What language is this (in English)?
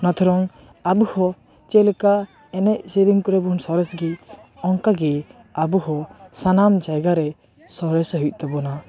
Santali